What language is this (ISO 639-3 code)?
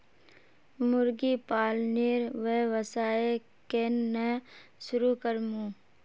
mag